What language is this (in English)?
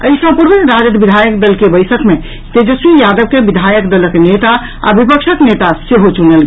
Maithili